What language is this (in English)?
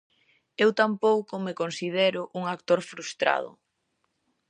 Galician